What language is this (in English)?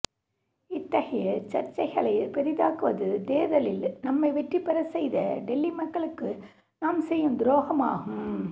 Tamil